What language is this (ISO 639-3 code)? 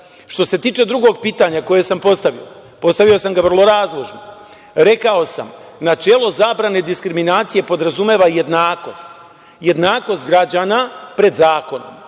srp